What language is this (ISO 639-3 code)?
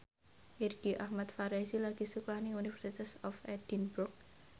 jav